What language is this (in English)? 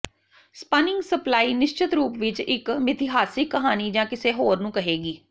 Punjabi